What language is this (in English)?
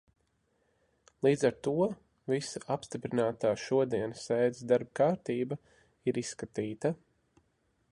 Latvian